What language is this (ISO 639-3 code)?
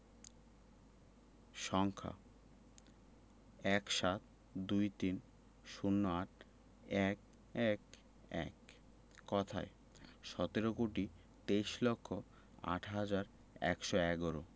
ben